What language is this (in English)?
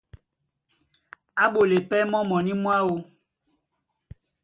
Duala